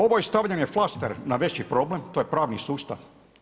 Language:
Croatian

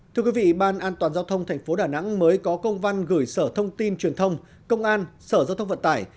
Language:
Vietnamese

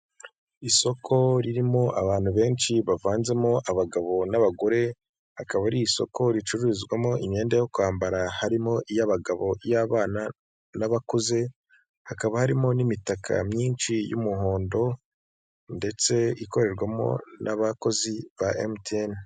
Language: Kinyarwanda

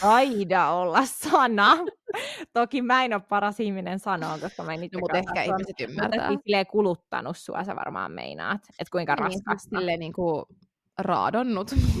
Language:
Finnish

